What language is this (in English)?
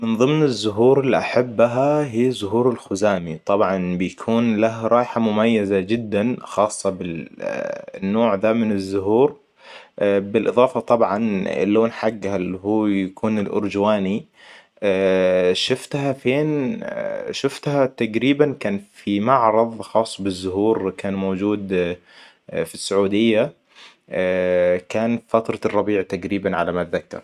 Hijazi Arabic